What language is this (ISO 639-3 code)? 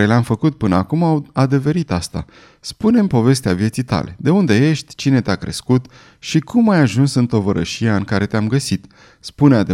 ron